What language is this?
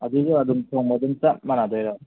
Manipuri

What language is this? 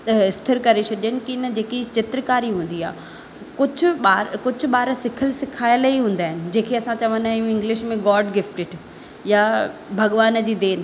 Sindhi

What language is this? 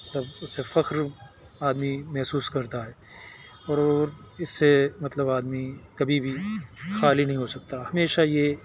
Urdu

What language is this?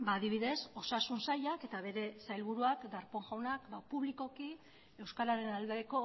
Basque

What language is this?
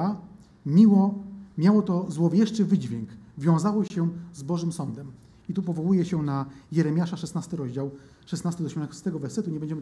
Polish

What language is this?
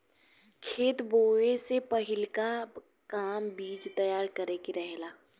Bhojpuri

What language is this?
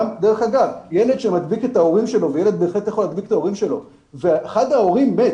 Hebrew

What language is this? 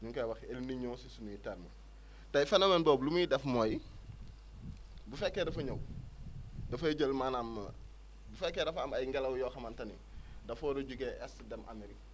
Wolof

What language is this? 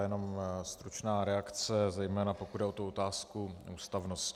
Czech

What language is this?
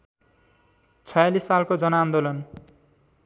Nepali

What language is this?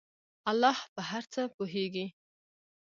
Pashto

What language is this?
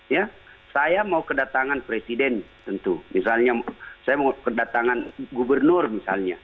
Indonesian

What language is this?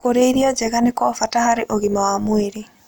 Kikuyu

